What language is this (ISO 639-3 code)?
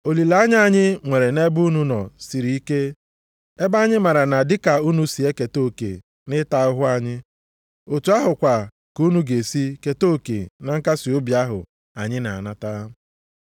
ibo